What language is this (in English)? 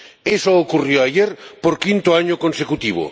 Spanish